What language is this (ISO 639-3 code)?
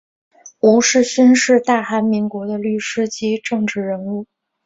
zho